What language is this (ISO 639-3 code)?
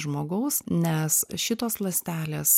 lit